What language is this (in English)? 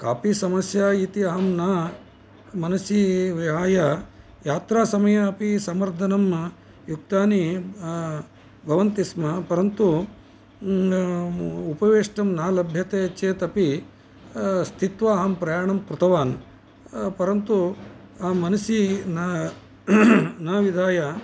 Sanskrit